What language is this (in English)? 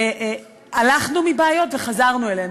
Hebrew